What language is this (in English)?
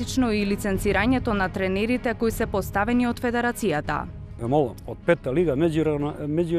Macedonian